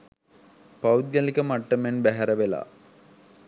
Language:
Sinhala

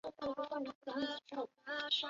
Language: Chinese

